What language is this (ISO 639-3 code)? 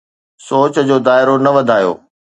snd